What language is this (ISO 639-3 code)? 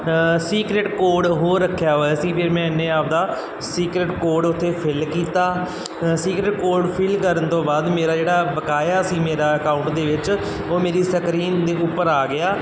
pan